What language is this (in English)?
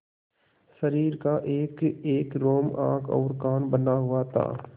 Hindi